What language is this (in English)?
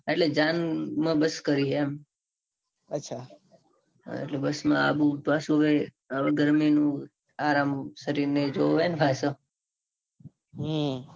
Gujarati